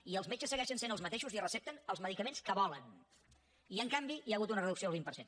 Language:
Catalan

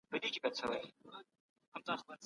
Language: Pashto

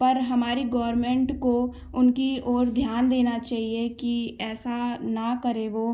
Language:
Hindi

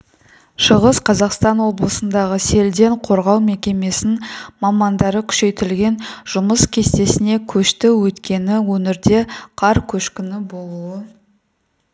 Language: Kazakh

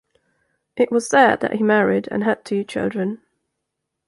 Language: English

